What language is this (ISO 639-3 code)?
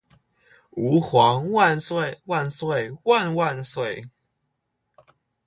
zho